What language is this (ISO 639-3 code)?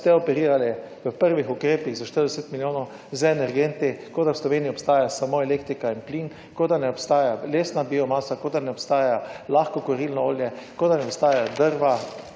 slv